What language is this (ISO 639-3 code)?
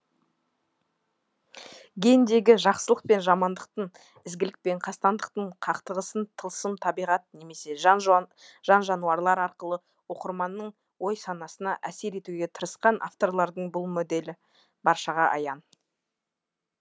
kaz